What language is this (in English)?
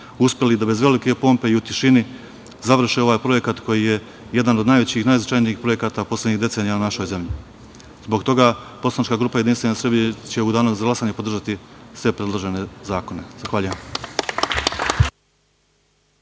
Serbian